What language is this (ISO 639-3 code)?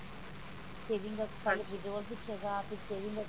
pan